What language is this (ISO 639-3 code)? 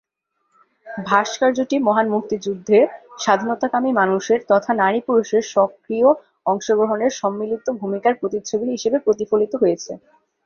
ben